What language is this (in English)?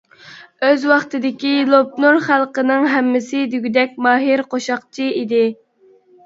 Uyghur